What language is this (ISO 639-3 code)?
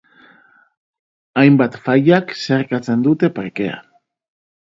eus